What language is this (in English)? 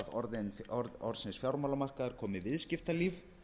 Icelandic